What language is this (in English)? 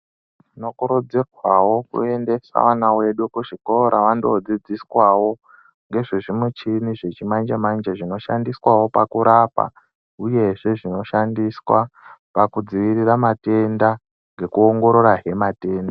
Ndau